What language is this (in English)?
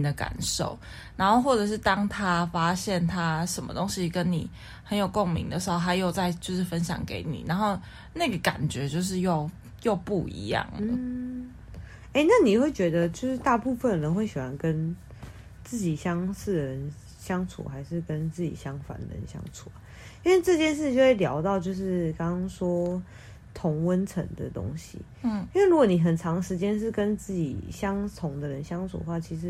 Chinese